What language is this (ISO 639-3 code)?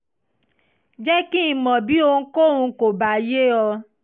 yor